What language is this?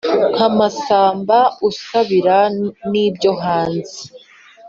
Kinyarwanda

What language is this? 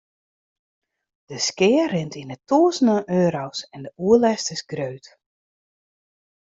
Western Frisian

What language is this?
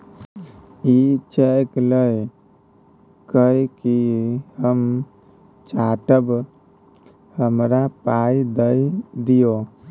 Maithili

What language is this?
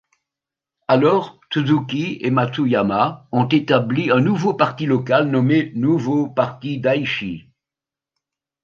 French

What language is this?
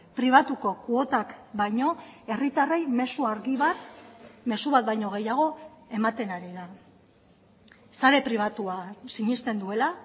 Basque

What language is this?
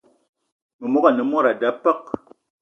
Eton (Cameroon)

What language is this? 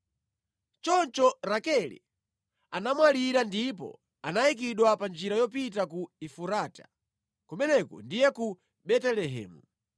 Nyanja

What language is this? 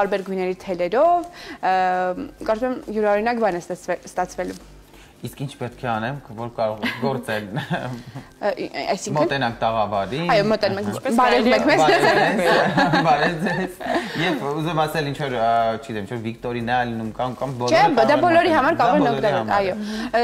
Romanian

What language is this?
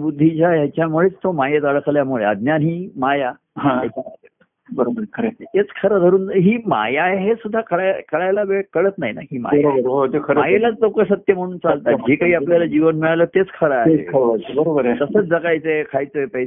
Marathi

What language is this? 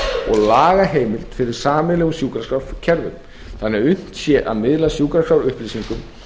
Icelandic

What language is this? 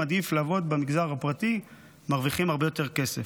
Hebrew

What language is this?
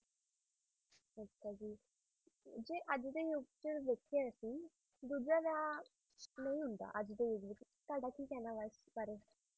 Punjabi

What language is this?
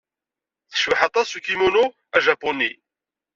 Kabyle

